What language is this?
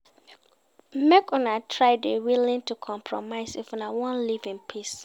Nigerian Pidgin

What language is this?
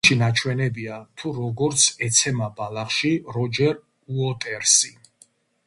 Georgian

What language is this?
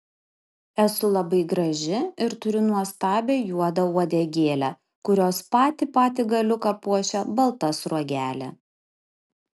Lithuanian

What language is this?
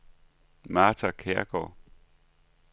Danish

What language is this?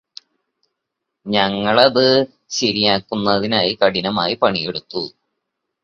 Malayalam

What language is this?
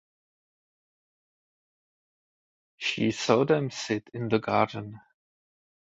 Czech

